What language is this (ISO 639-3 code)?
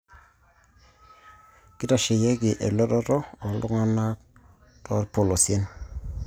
mas